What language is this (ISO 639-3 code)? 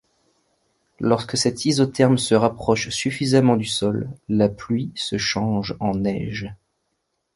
fra